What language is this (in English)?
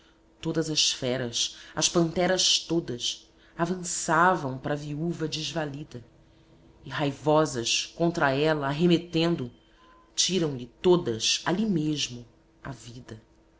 Portuguese